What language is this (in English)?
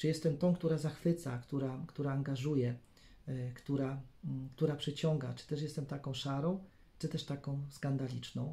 Polish